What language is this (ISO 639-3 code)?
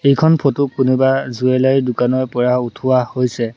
asm